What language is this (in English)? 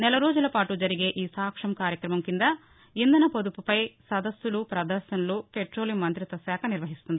Telugu